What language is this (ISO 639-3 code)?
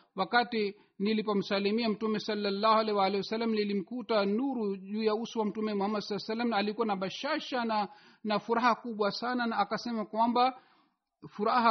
swa